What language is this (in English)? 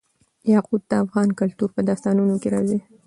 Pashto